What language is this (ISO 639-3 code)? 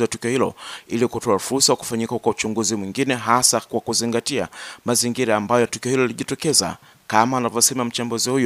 swa